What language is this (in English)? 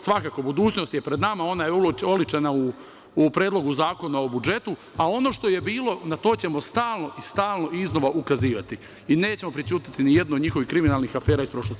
Serbian